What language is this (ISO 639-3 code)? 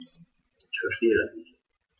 deu